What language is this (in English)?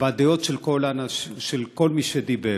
Hebrew